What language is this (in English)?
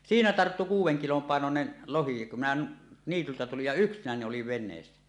Finnish